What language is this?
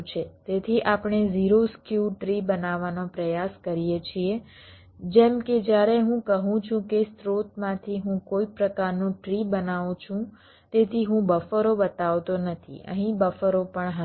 Gujarati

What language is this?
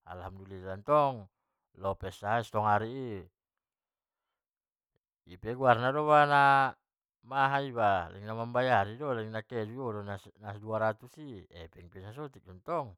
Batak Mandailing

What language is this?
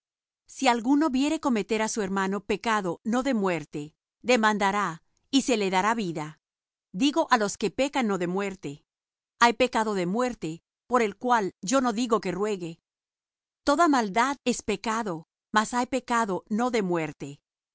Spanish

